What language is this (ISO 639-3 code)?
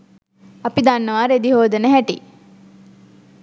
sin